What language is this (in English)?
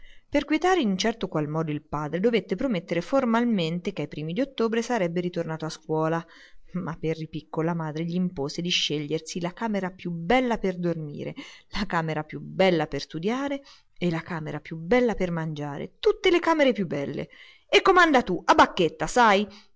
Italian